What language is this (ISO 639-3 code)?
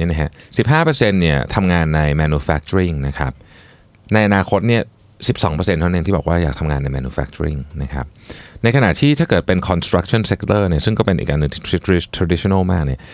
tha